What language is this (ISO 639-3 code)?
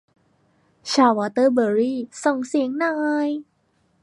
tha